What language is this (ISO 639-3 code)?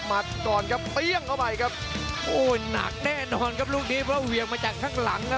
tha